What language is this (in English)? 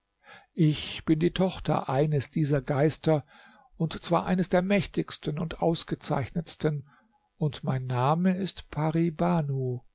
German